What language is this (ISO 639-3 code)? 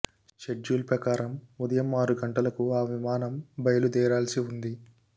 tel